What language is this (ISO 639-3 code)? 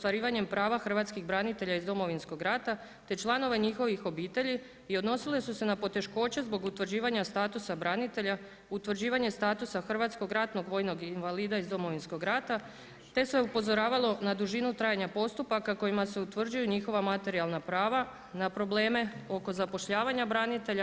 hrv